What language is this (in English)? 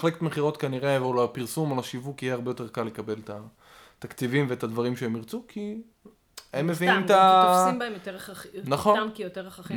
Hebrew